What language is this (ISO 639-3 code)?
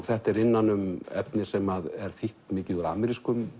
isl